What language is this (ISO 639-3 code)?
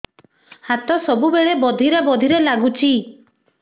ori